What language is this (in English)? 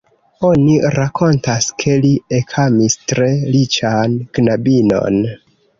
Esperanto